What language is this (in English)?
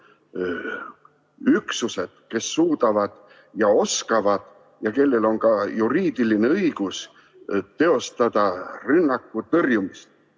Estonian